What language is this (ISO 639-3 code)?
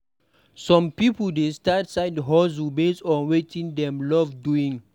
pcm